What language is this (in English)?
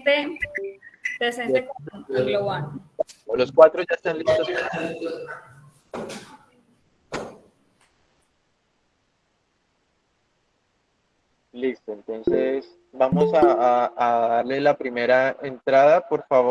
Spanish